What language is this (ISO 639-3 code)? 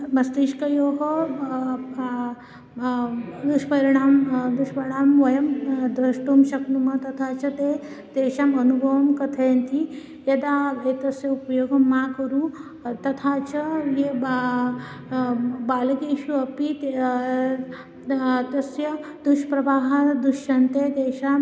san